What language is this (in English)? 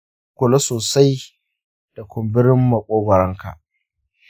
Hausa